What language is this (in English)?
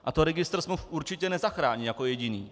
Czech